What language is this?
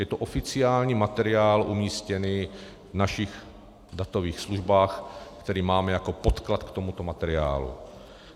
Czech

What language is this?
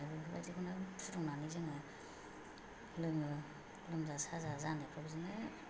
Bodo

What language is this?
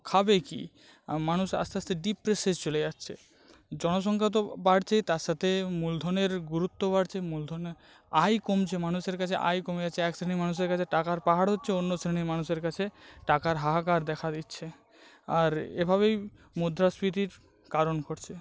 Bangla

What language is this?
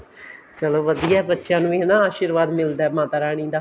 Punjabi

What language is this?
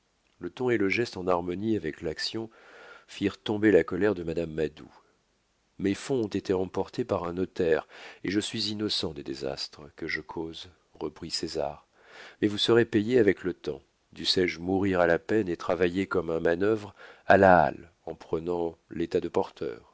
French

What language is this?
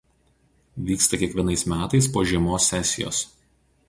Lithuanian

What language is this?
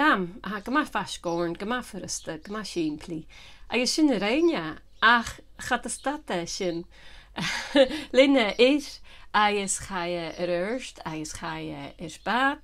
Dutch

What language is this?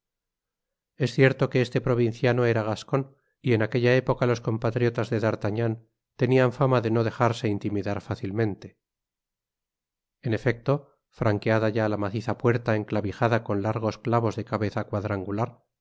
Spanish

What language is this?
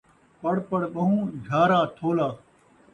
Saraiki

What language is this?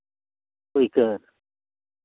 Santali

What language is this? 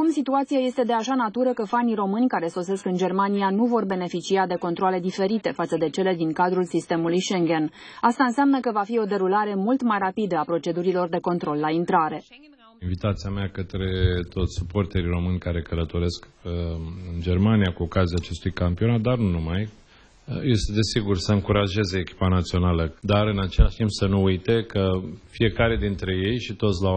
Romanian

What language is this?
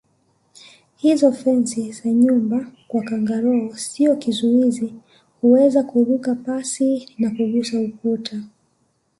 Swahili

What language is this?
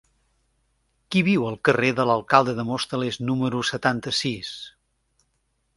Catalan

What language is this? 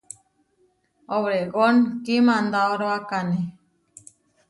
Huarijio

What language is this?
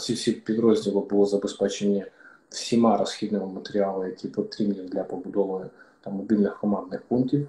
Ukrainian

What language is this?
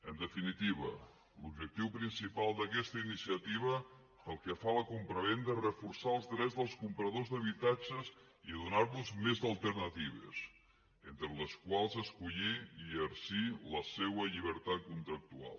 Catalan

